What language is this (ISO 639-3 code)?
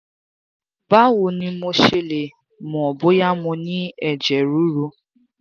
yor